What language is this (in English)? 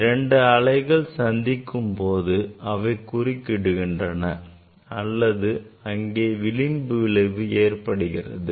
Tamil